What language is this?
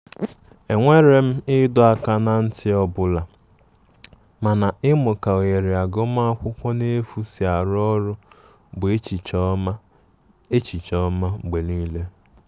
Igbo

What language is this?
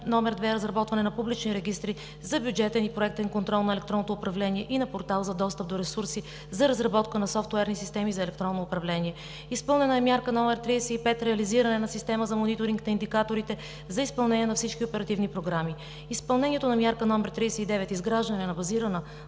Bulgarian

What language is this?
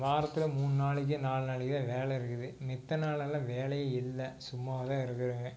Tamil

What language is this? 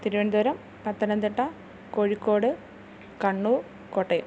Malayalam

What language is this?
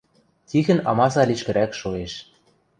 Western Mari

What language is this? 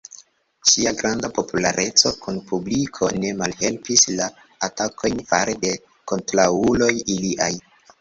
Esperanto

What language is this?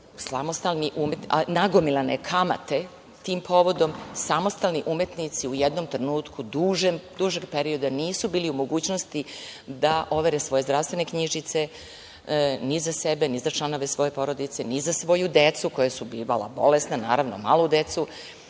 Serbian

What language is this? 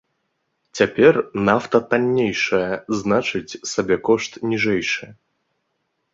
Belarusian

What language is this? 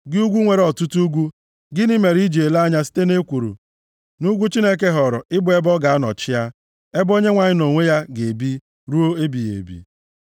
Igbo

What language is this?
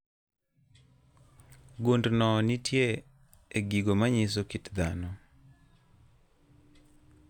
Luo (Kenya and Tanzania)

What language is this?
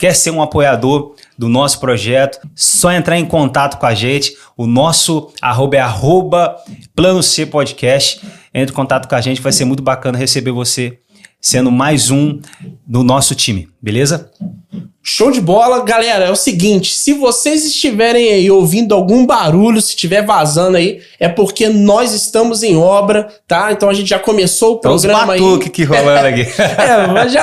Portuguese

